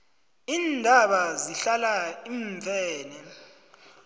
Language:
South Ndebele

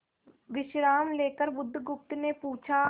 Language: Hindi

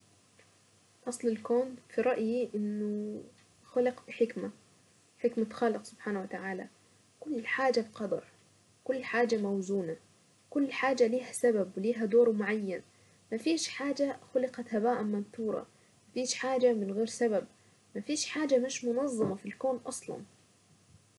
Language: Saidi Arabic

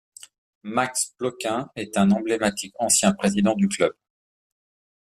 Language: French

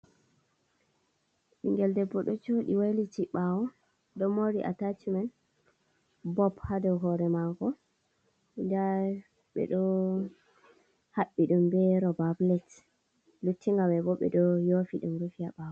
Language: Fula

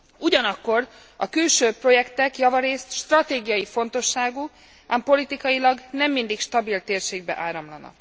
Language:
Hungarian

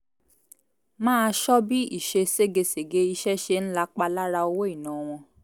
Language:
Yoruba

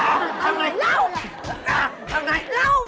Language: Vietnamese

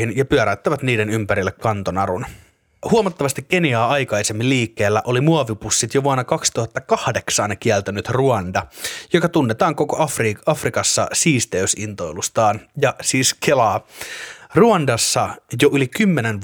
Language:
Finnish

